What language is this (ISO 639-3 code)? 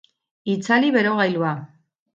eus